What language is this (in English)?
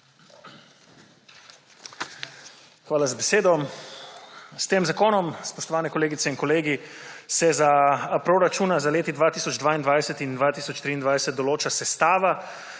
Slovenian